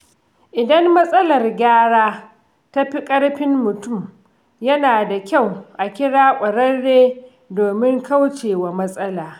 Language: Hausa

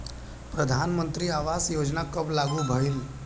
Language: Bhojpuri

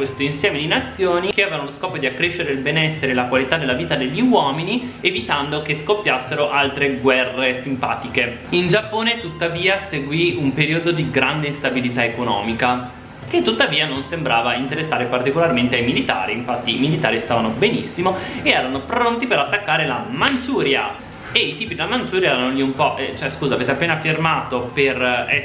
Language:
Italian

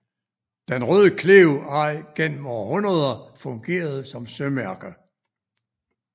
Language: Danish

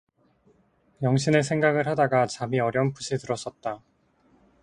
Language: Korean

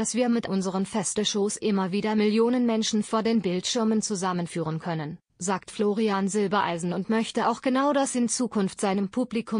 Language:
German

